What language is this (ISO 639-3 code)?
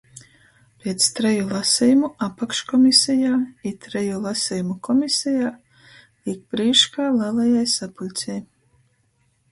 ltg